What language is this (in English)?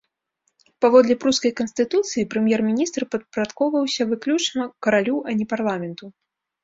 Belarusian